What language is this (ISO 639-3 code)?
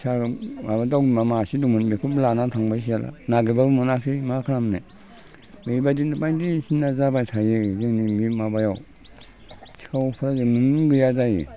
brx